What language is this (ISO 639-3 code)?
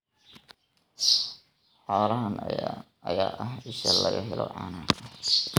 som